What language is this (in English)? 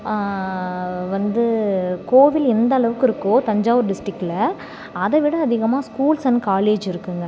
Tamil